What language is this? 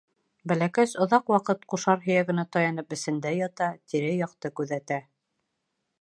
Bashkir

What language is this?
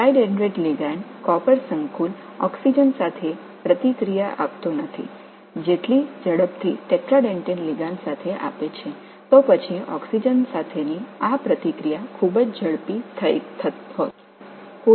Tamil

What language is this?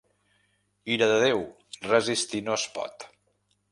Catalan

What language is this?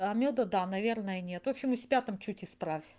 Russian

